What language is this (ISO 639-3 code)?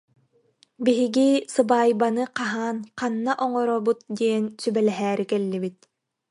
sah